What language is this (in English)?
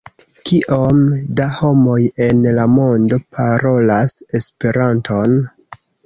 Esperanto